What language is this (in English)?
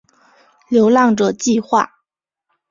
Chinese